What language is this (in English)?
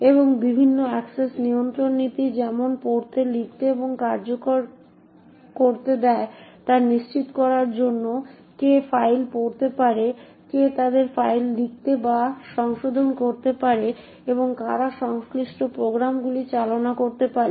Bangla